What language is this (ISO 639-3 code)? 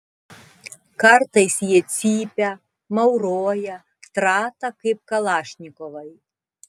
lit